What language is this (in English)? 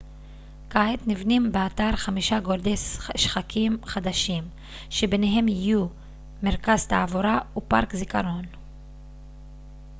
Hebrew